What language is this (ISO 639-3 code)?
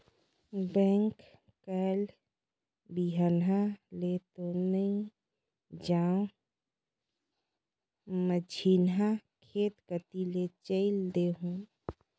hne